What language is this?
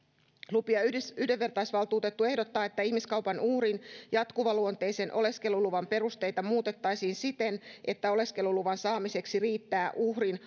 Finnish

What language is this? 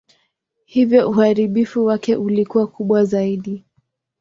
Swahili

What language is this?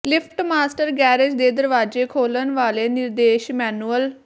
Punjabi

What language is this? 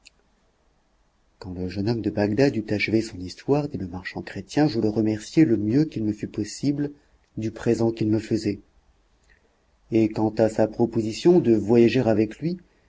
French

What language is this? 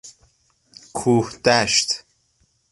Persian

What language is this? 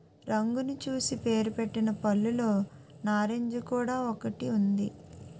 Telugu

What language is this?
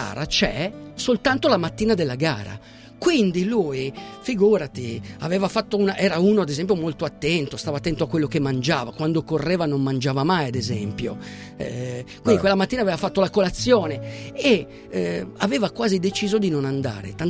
Italian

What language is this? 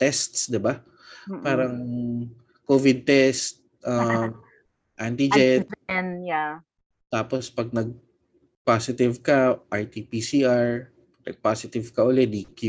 Filipino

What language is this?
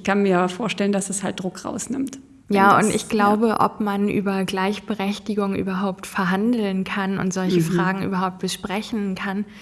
German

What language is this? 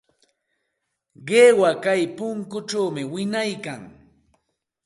Santa Ana de Tusi Pasco Quechua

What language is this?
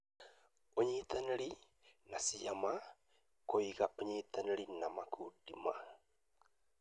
Kikuyu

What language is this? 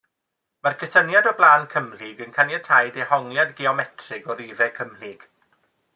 Welsh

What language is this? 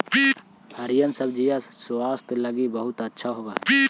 Magahi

